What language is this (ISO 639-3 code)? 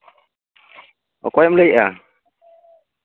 sat